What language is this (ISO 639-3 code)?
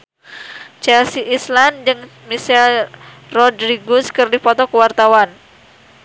sun